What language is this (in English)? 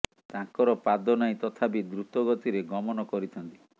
Odia